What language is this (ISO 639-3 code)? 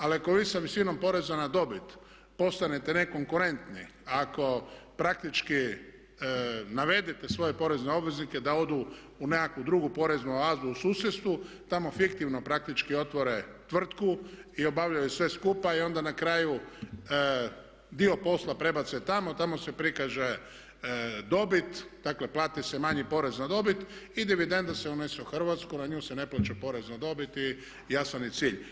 hrv